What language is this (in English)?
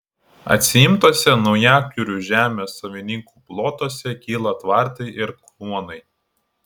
Lithuanian